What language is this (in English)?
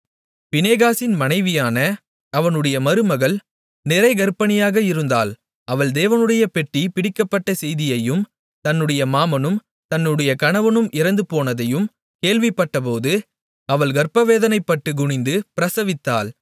Tamil